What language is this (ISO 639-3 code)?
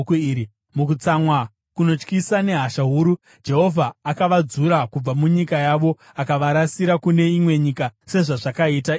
sna